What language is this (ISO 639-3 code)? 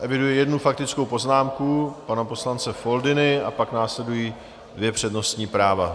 ces